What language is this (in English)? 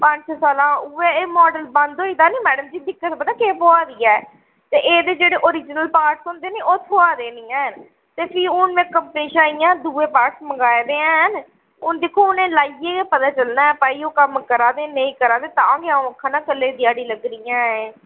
Dogri